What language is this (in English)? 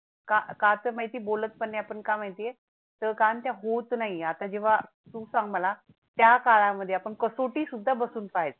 Marathi